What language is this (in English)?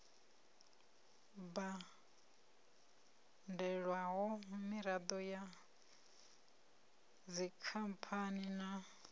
Venda